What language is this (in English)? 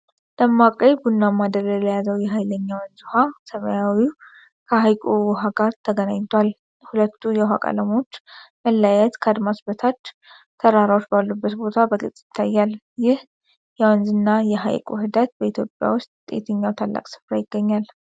Amharic